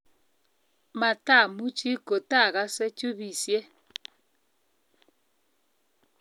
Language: Kalenjin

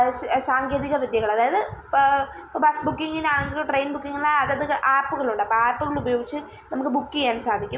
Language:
Malayalam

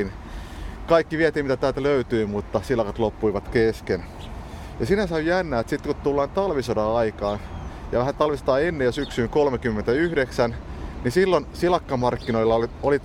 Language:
Finnish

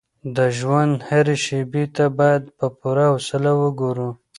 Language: Pashto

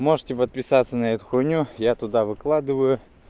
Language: Russian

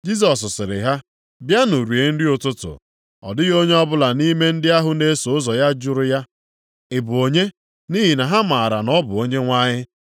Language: Igbo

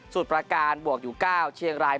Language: Thai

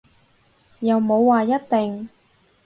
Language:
Cantonese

